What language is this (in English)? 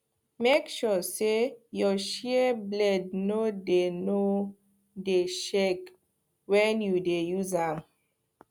Nigerian Pidgin